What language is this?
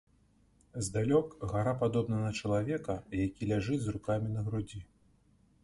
Belarusian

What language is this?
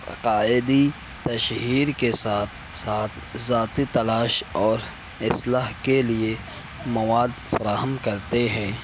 Urdu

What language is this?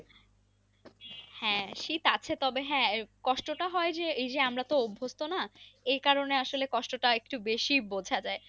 Bangla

